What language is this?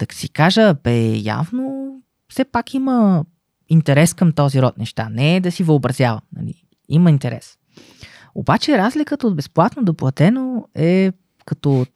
Bulgarian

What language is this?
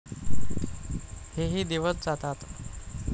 Marathi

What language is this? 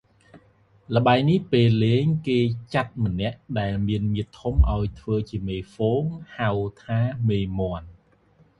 Khmer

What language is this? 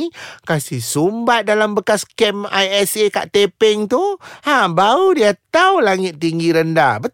Malay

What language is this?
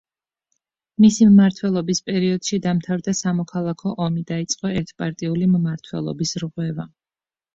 Georgian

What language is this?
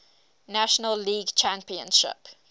English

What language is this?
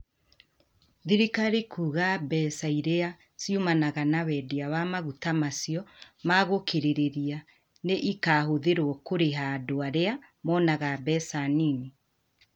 Kikuyu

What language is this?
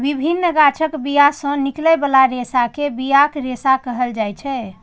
Maithili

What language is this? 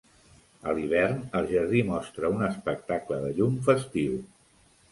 Catalan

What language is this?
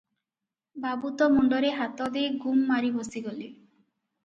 Odia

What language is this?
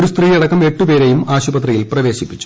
Malayalam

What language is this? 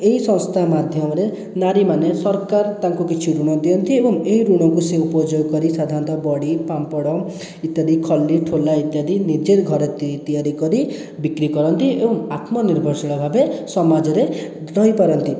Odia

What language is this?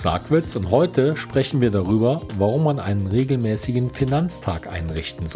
German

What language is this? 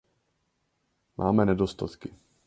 Czech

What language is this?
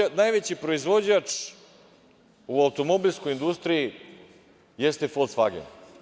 Serbian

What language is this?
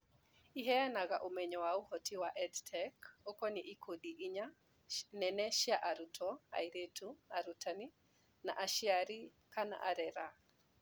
Kikuyu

